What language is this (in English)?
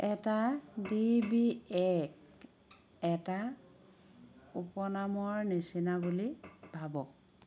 Assamese